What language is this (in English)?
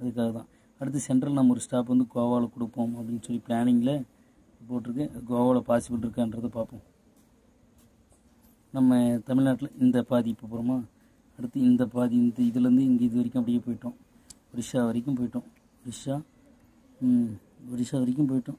Korean